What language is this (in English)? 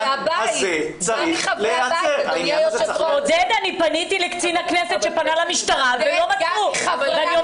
Hebrew